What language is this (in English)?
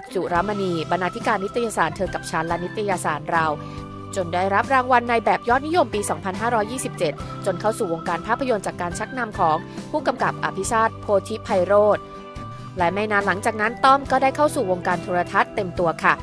Thai